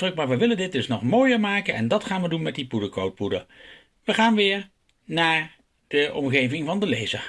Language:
Dutch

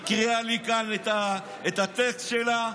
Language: Hebrew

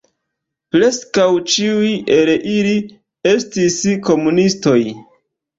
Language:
Esperanto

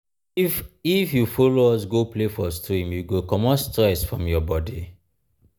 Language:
Nigerian Pidgin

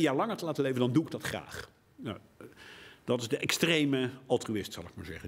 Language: Dutch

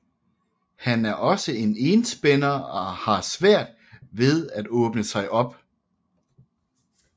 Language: Danish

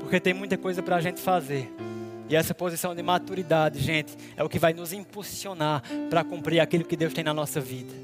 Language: Portuguese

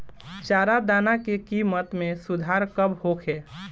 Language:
Bhojpuri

